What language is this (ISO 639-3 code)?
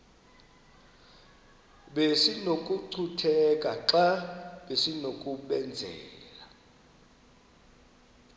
xho